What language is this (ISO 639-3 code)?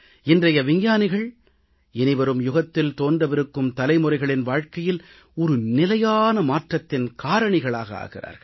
tam